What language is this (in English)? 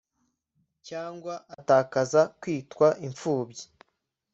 Kinyarwanda